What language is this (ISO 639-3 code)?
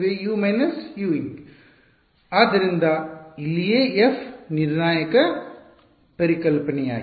kan